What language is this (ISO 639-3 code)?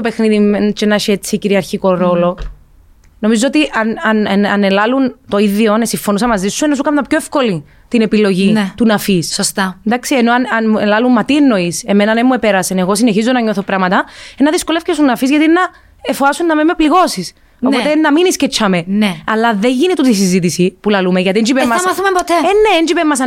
ell